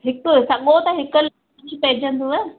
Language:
Sindhi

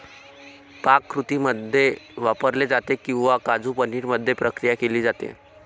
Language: Marathi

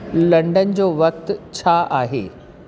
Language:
Sindhi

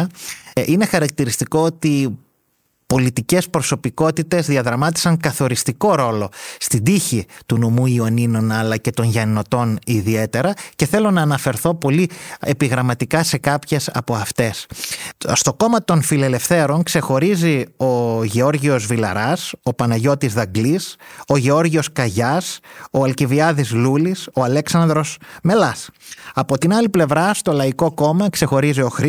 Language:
Greek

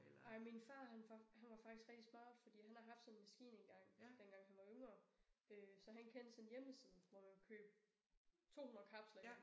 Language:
Danish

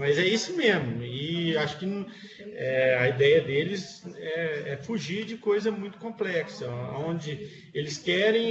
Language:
Portuguese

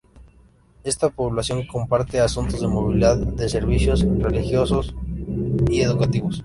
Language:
Spanish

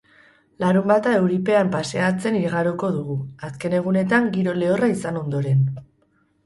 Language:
Basque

